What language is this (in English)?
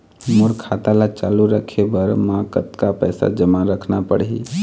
Chhattisgarhi